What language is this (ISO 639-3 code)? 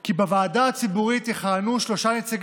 heb